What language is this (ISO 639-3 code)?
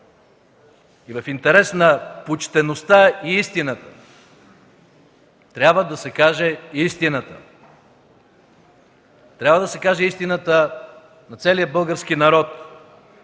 bul